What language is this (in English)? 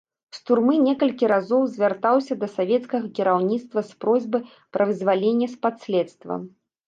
Belarusian